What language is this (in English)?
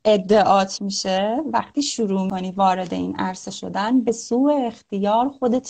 Persian